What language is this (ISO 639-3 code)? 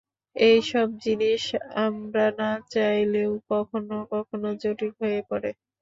ben